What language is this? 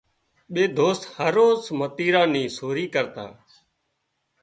Wadiyara Koli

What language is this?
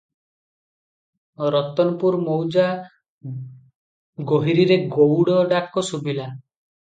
Odia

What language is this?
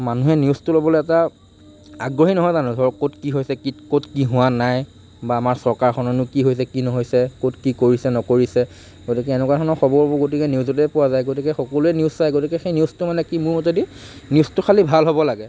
Assamese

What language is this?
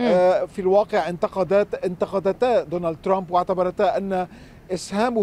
Arabic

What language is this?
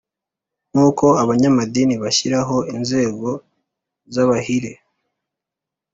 Kinyarwanda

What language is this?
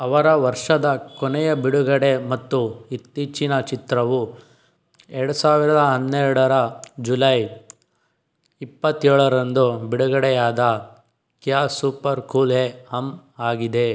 Kannada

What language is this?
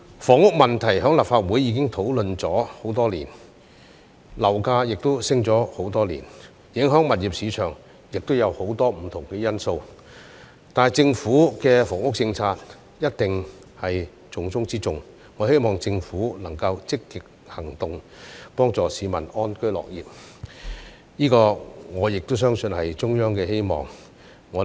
Cantonese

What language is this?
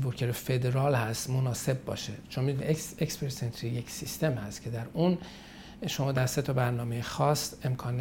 Persian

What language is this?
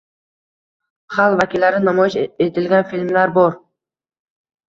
Uzbek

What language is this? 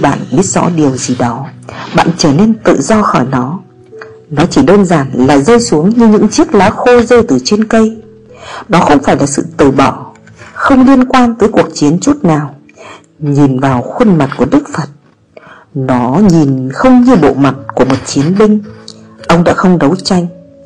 Vietnamese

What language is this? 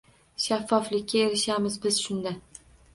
Uzbek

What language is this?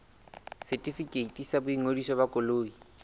Southern Sotho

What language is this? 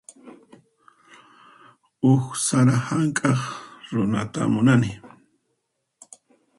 Puno Quechua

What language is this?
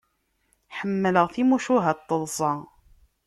Kabyle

